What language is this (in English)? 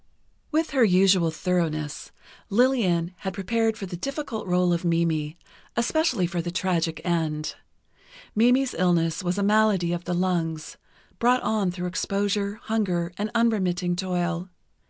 English